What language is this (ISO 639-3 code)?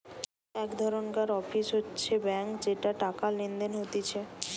ben